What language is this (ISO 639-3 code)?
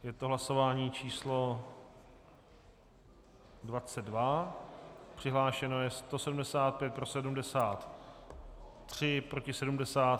ces